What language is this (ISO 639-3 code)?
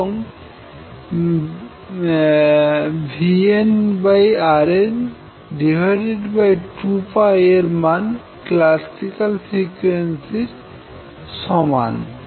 ben